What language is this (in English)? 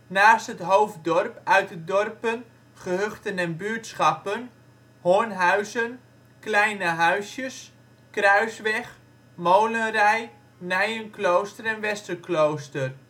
Dutch